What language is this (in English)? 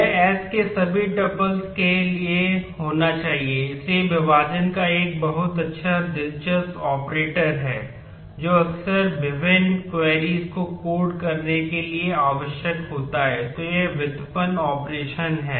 Hindi